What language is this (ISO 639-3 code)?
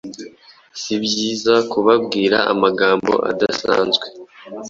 kin